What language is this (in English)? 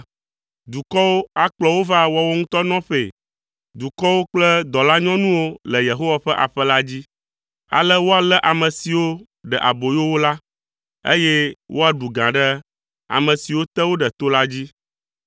Ewe